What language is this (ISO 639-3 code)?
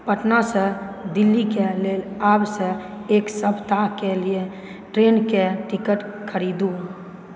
mai